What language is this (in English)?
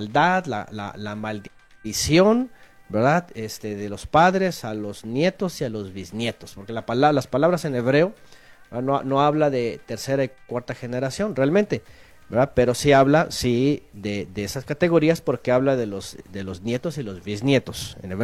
Spanish